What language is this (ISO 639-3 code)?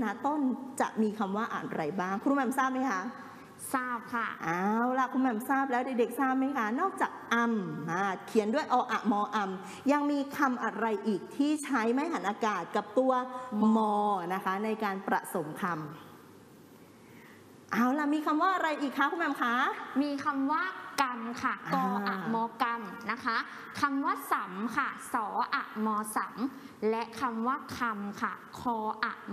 tha